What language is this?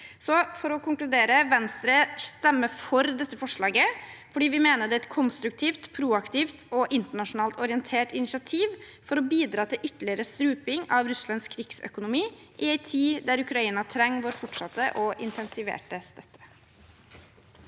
Norwegian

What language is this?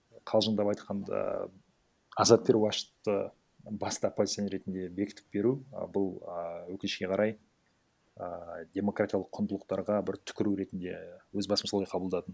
Kazakh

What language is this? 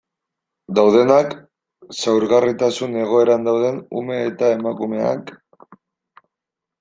Basque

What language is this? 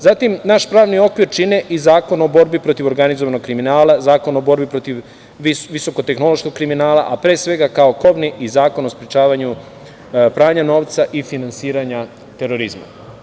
Serbian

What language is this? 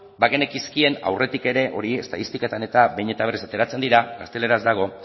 Basque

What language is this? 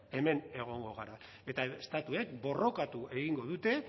Basque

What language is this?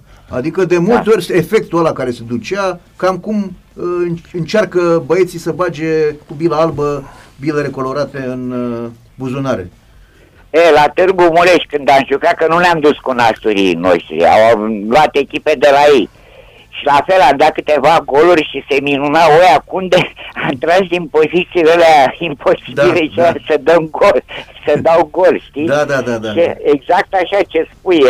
Romanian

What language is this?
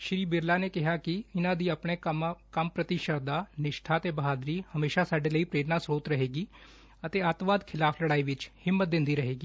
Punjabi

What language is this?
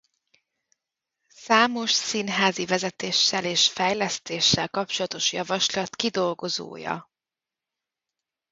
Hungarian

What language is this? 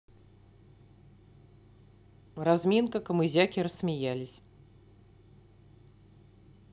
Russian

